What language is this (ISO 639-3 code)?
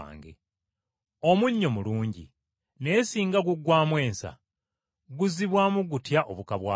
lug